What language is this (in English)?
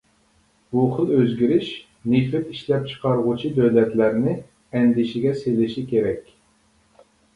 Uyghur